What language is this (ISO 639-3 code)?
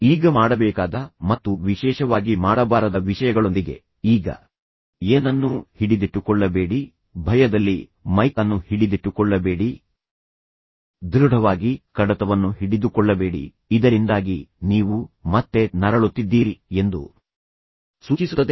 kan